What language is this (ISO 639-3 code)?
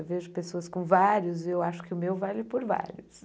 por